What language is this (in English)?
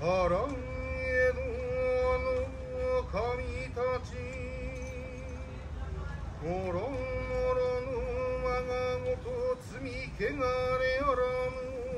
Japanese